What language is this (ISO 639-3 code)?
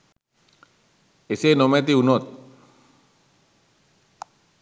sin